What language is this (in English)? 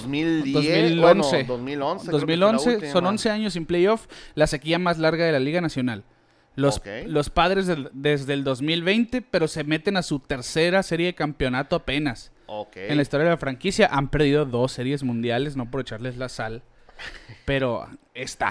Spanish